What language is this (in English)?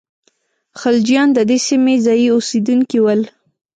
Pashto